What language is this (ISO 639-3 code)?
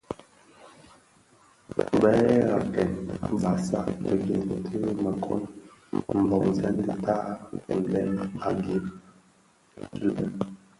ksf